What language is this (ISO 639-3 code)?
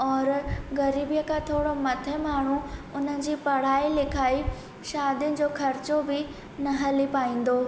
snd